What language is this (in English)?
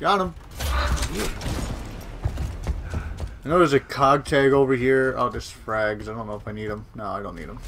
English